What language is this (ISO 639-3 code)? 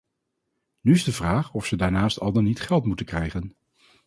nld